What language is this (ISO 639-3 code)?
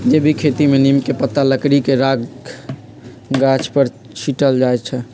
mag